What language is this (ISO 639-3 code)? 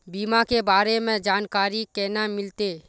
mag